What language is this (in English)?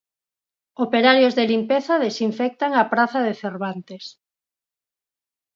Galician